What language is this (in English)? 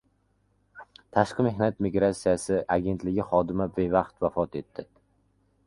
Uzbek